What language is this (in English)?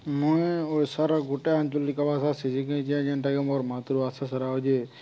Odia